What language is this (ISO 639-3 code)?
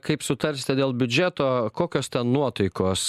lit